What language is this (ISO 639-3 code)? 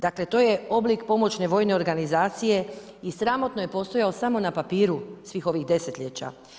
hrv